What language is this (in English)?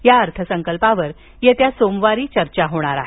Marathi